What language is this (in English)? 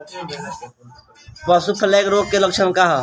Bhojpuri